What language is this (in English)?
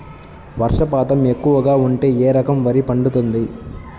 Telugu